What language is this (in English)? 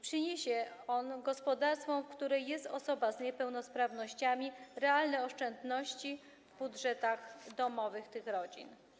Polish